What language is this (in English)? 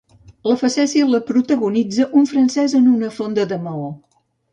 Catalan